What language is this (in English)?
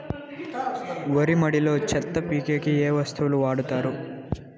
Telugu